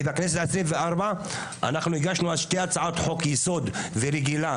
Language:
Hebrew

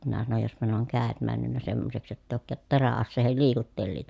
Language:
Finnish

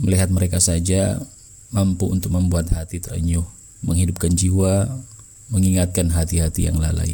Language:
Indonesian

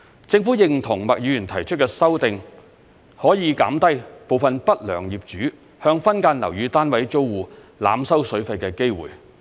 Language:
Cantonese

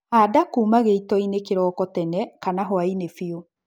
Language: Kikuyu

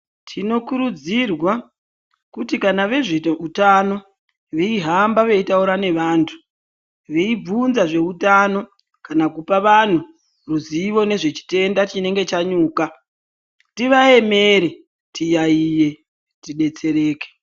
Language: Ndau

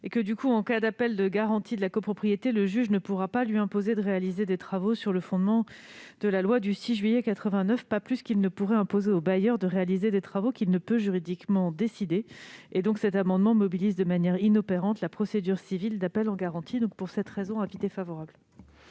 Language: French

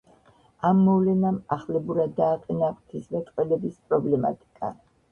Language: Georgian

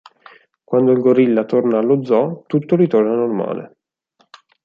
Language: Italian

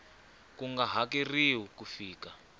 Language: Tsonga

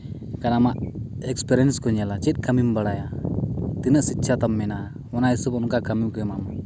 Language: Santali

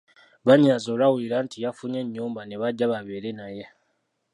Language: Ganda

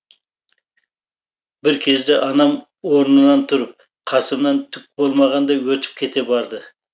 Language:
Kazakh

